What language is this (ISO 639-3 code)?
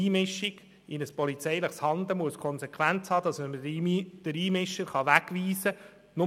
gsw